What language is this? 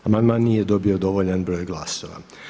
Croatian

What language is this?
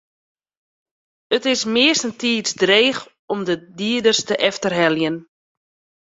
Western Frisian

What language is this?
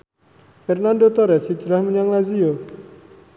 Javanese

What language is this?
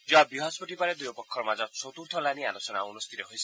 Assamese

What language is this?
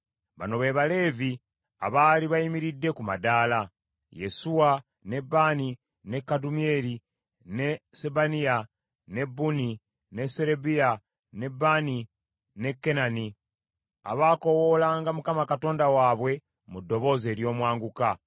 Ganda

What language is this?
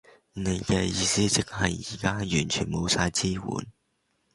Cantonese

